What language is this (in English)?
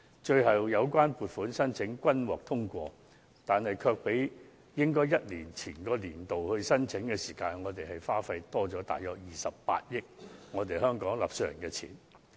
Cantonese